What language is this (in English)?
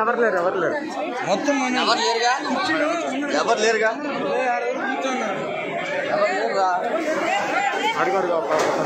Telugu